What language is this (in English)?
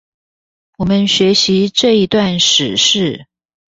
Chinese